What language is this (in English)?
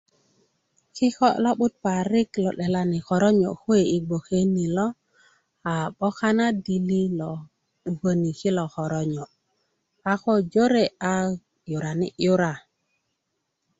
Kuku